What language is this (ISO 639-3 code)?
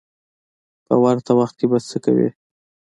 pus